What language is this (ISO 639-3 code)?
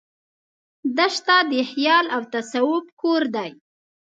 pus